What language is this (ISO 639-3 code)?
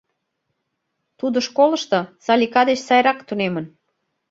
chm